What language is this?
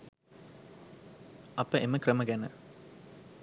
Sinhala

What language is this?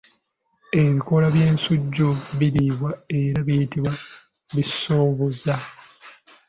Ganda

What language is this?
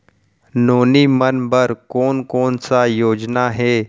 Chhattisgarhi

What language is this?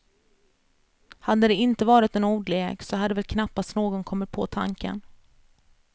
Swedish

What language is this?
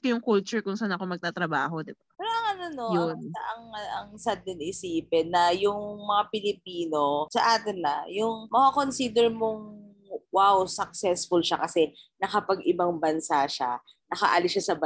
Filipino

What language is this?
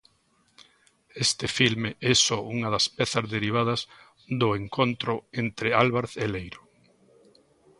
Galician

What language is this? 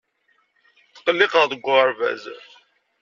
Kabyle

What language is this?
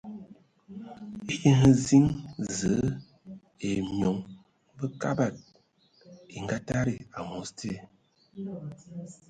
Ewondo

